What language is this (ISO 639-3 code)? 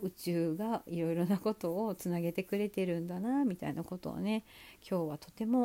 jpn